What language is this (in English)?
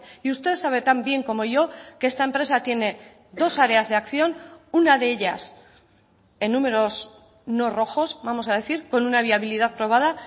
Spanish